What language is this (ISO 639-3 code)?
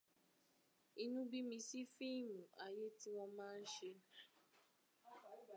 yor